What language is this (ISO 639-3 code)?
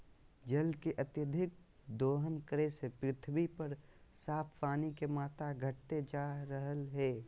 mag